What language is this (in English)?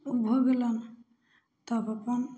Maithili